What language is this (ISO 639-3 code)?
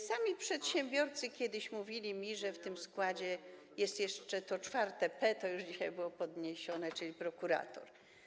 pol